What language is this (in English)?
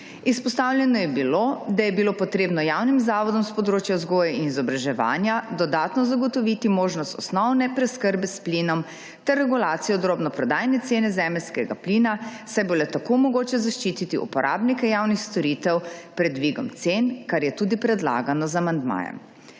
Slovenian